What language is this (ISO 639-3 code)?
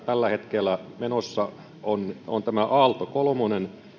fin